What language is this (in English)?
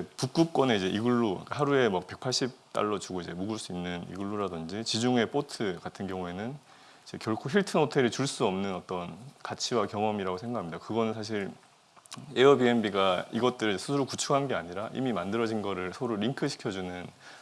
Korean